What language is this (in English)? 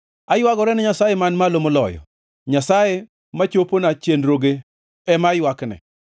Luo (Kenya and Tanzania)